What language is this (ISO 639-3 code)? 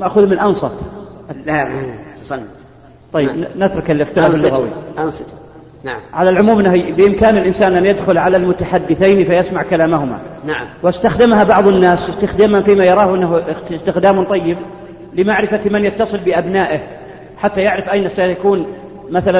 ara